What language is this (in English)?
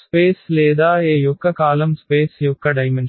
Telugu